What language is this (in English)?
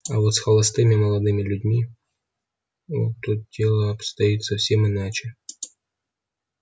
Russian